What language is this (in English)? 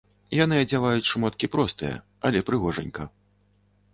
Belarusian